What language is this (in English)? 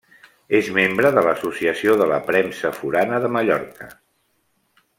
Catalan